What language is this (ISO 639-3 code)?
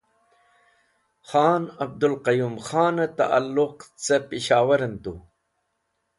wbl